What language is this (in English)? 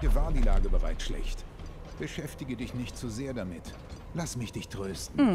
German